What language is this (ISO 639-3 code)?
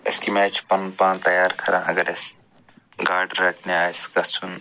kas